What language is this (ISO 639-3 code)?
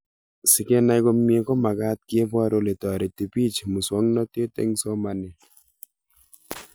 kln